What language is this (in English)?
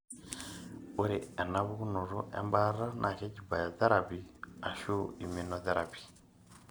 Masai